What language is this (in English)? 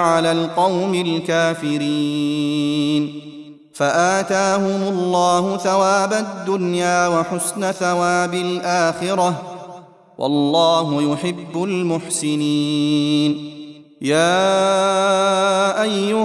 Arabic